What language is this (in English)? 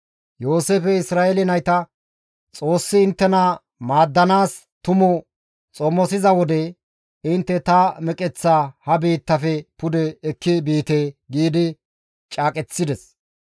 Gamo